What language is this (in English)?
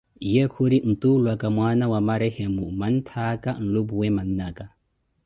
Koti